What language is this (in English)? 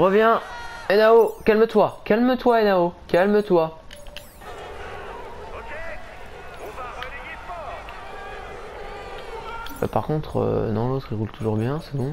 French